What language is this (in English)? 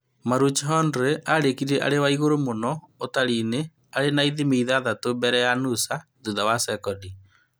Kikuyu